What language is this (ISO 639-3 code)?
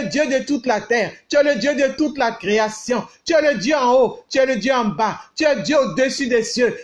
fra